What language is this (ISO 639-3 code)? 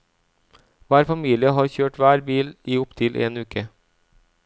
nor